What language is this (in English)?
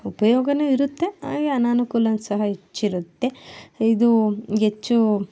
Kannada